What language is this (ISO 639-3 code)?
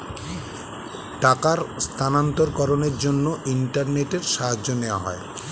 ben